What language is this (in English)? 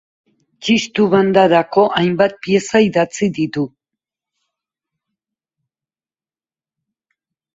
Basque